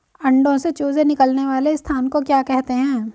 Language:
Hindi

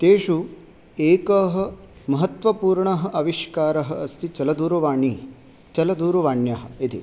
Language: Sanskrit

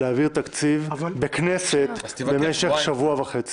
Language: Hebrew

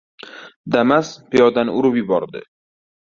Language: Uzbek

